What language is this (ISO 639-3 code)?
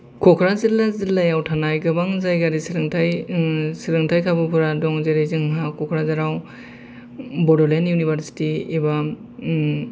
brx